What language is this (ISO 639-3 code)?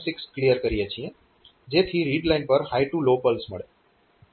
guj